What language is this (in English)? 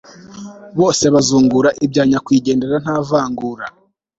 Kinyarwanda